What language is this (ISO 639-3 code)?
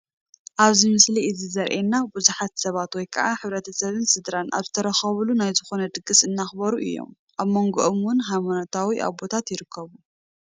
tir